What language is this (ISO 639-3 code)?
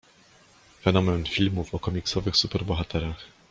pol